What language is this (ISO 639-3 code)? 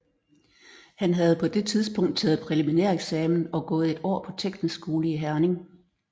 dan